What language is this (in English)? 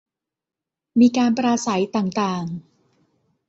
Thai